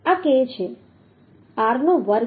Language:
Gujarati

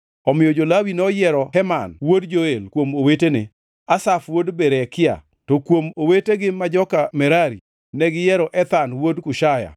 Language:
Luo (Kenya and Tanzania)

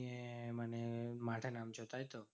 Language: Bangla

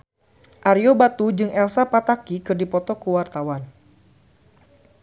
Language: Sundanese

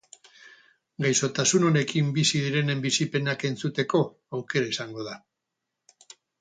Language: Basque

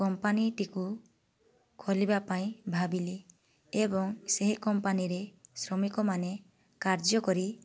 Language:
Odia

